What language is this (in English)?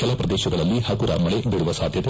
Kannada